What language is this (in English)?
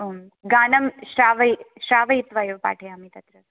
Sanskrit